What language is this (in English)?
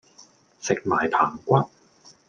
Cantonese